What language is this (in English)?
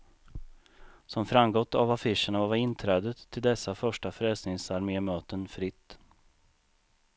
Swedish